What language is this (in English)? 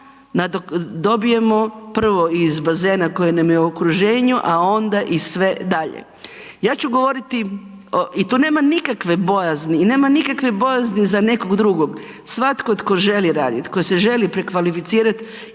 Croatian